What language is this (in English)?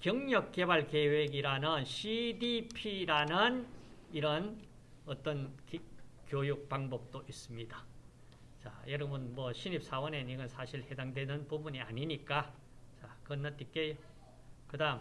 Korean